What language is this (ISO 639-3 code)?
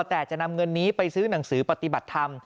tha